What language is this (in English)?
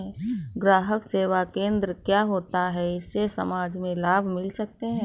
Hindi